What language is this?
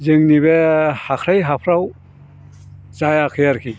Bodo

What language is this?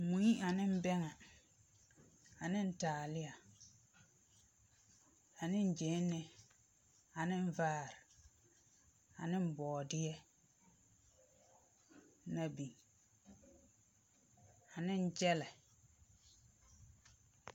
Southern Dagaare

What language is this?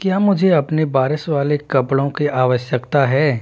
Hindi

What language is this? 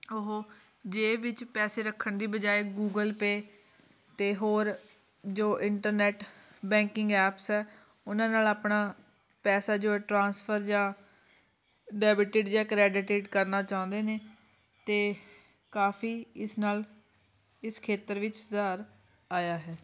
Punjabi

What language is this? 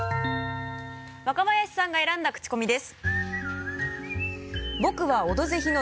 Japanese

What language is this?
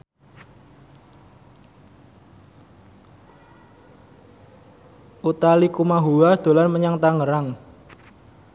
Javanese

